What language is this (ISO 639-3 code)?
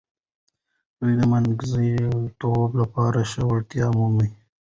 pus